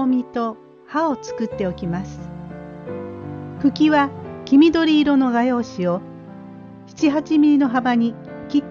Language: Japanese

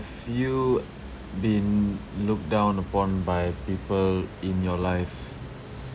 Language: English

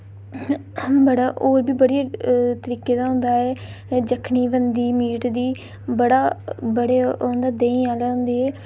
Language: Dogri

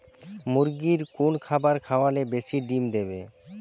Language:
Bangla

